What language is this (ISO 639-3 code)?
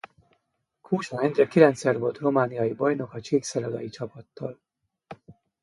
hun